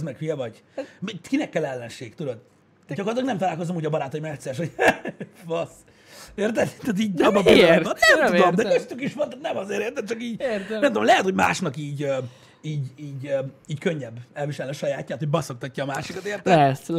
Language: Hungarian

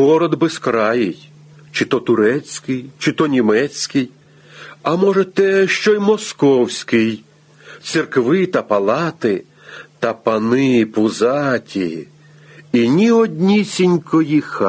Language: Ukrainian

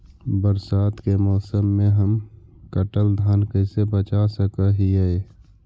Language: Magahi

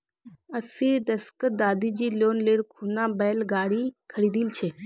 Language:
Magahi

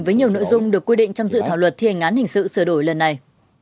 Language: Vietnamese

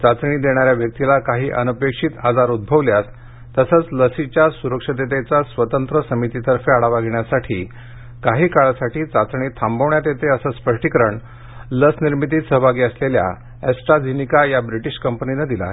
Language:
Marathi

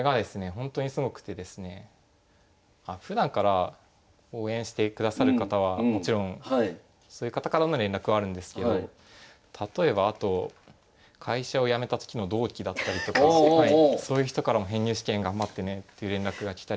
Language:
Japanese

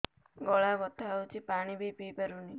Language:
Odia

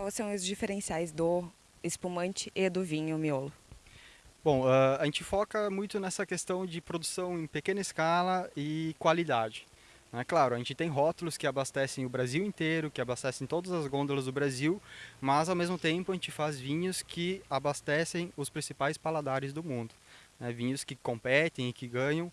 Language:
Portuguese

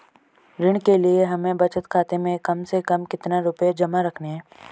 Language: Hindi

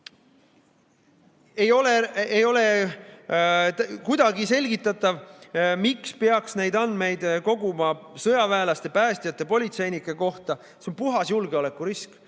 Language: Estonian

